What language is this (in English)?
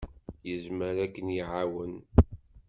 Kabyle